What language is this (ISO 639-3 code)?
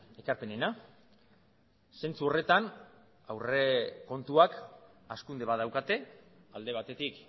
eus